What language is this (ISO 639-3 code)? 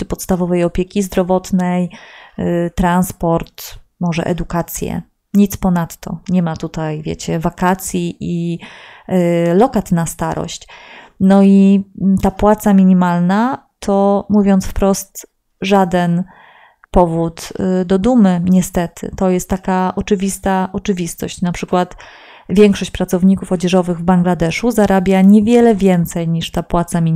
pol